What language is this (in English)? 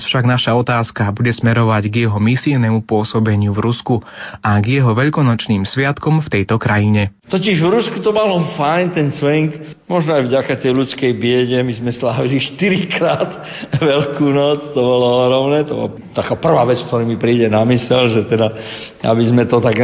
Slovak